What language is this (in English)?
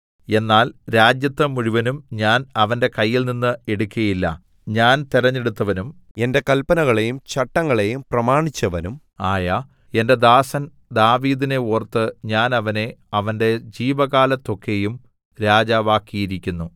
Malayalam